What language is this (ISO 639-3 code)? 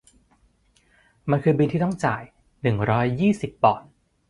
tha